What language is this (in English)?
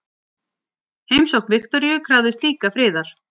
Icelandic